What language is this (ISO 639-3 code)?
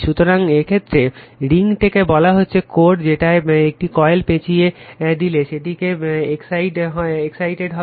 ben